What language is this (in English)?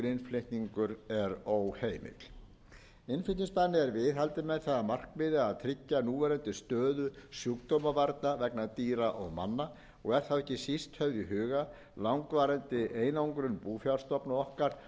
Icelandic